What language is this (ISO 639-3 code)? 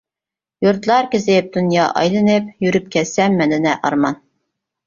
uig